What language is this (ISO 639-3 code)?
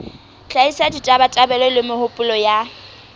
sot